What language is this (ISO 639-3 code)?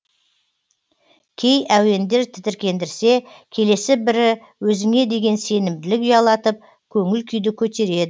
kaz